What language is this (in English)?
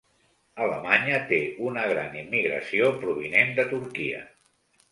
Catalan